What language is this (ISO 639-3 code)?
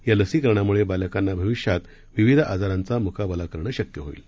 mar